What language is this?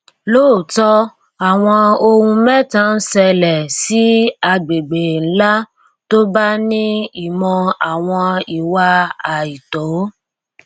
Yoruba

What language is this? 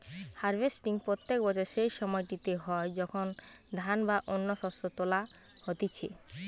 Bangla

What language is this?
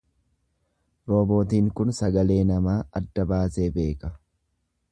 Oromo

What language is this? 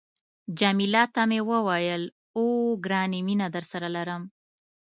Pashto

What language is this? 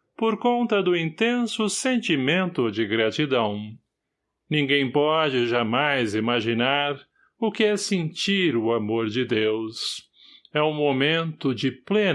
Portuguese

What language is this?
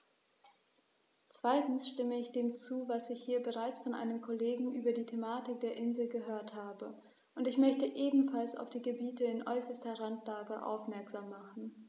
German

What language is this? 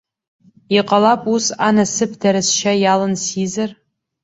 Abkhazian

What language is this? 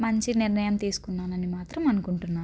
Telugu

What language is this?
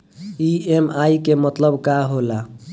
Bhojpuri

